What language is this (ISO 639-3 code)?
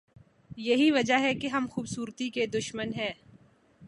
urd